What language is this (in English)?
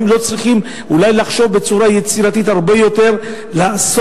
Hebrew